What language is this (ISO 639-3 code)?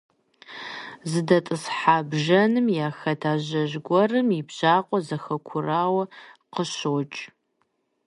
kbd